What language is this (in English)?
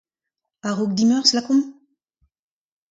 Breton